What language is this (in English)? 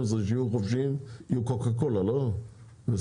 Hebrew